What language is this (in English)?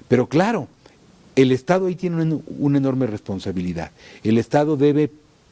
Spanish